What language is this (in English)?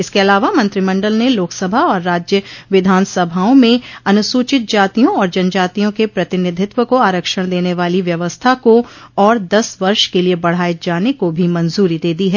Hindi